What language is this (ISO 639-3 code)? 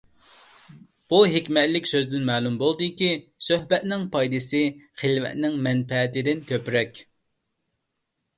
uig